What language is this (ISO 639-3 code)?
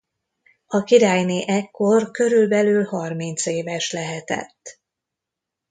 hun